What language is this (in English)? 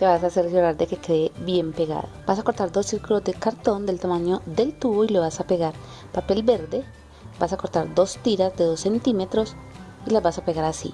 Spanish